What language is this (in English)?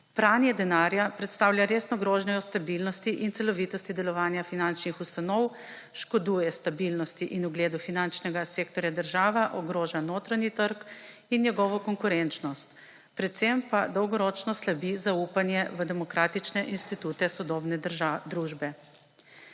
Slovenian